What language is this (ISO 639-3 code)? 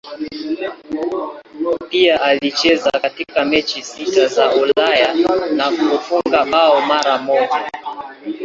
swa